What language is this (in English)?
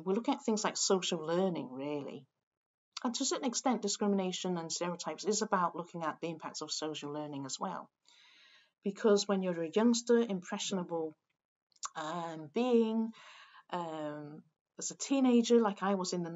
English